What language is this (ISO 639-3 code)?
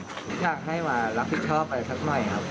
tha